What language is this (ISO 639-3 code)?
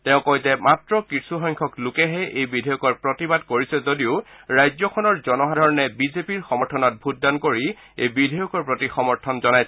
asm